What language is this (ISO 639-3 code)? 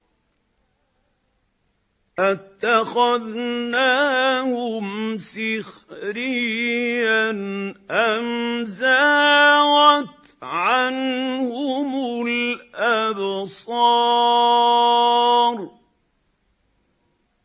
ara